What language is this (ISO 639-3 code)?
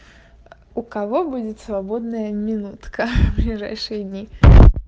rus